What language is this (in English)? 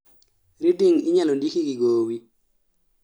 Luo (Kenya and Tanzania)